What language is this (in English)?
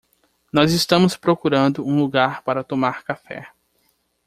Portuguese